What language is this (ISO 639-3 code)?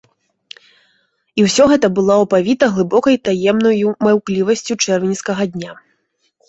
bel